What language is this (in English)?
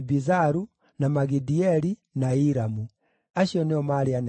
Kikuyu